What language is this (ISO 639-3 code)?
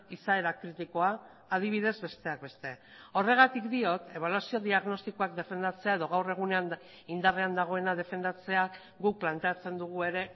eus